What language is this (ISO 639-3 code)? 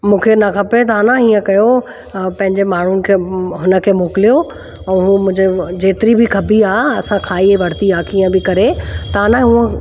snd